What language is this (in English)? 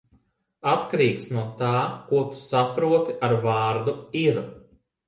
Latvian